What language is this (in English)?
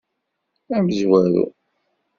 Kabyle